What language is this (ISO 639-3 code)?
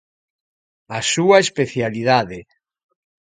glg